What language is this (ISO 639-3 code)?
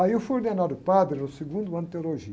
por